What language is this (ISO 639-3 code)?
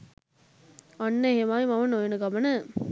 sin